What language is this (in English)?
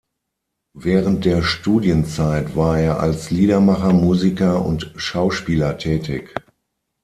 German